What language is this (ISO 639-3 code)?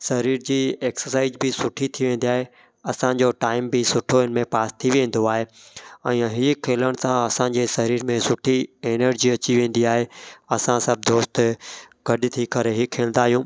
snd